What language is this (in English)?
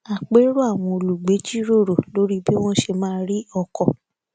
Yoruba